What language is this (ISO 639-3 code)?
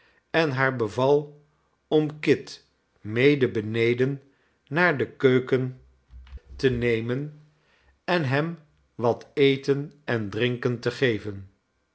nld